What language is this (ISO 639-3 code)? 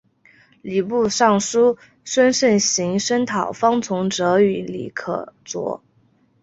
zho